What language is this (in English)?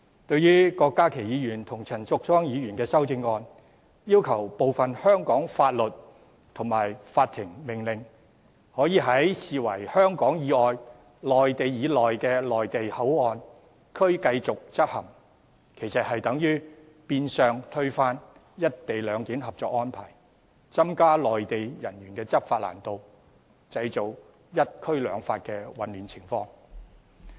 Cantonese